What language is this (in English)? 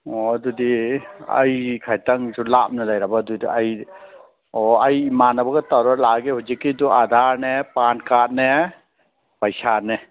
Manipuri